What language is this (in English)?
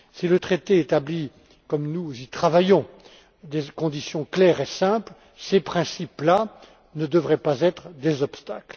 French